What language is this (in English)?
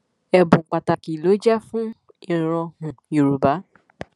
Yoruba